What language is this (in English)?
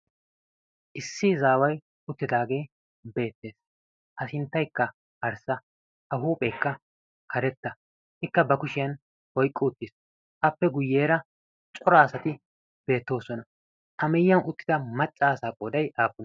Wolaytta